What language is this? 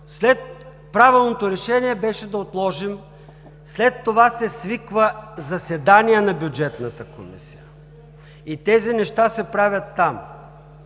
Bulgarian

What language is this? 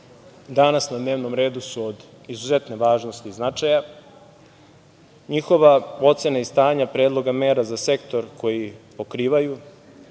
Serbian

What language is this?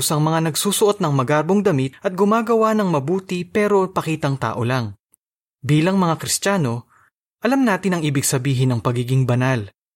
Filipino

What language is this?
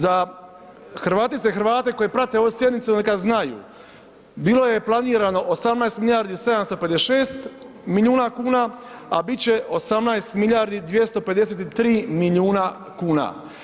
Croatian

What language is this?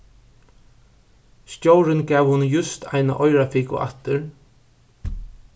Faroese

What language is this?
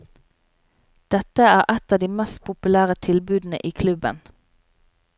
Norwegian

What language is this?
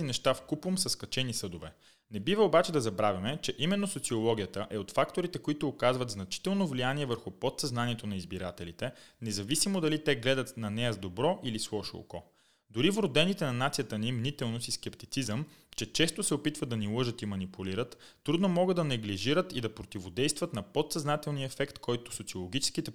Bulgarian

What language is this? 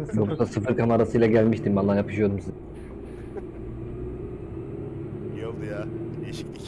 Turkish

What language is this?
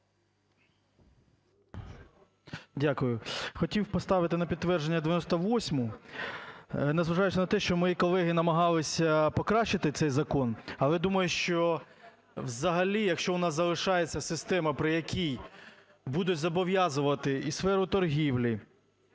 Ukrainian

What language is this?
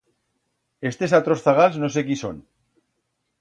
Aragonese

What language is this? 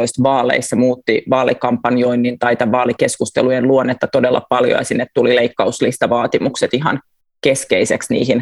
Finnish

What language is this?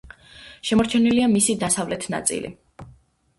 Georgian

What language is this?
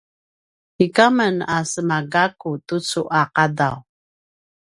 Paiwan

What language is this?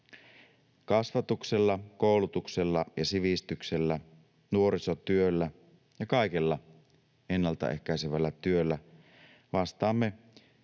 Finnish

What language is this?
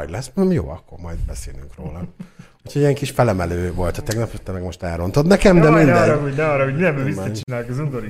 Hungarian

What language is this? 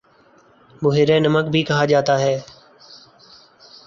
Urdu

